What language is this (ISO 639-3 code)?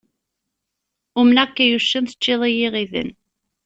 kab